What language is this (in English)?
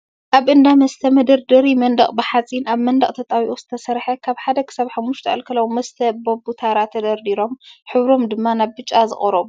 Tigrinya